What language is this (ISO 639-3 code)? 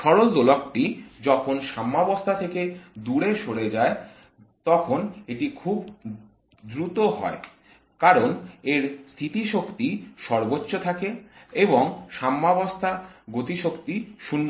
ben